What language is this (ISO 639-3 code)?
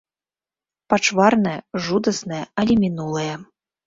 bel